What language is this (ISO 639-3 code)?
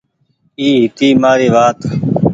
gig